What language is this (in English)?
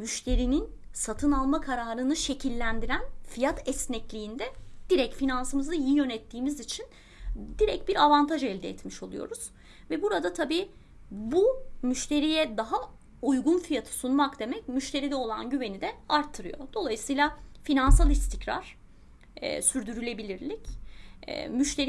Turkish